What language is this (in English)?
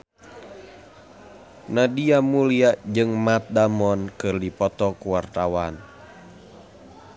Sundanese